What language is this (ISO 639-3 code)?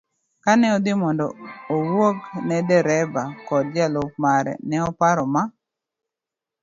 luo